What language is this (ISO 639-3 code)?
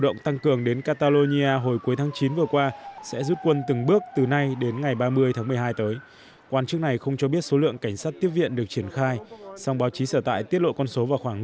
vie